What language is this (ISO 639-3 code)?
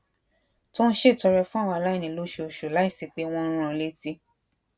yor